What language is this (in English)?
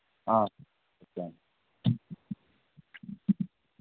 Sanskrit